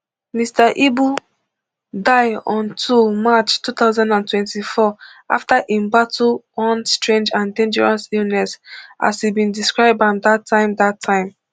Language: Nigerian Pidgin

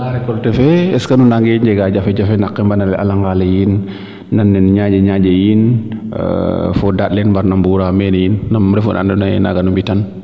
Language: Serer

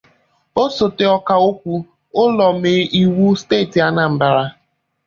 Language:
Igbo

